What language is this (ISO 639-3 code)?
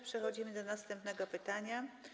pol